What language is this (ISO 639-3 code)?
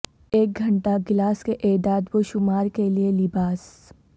urd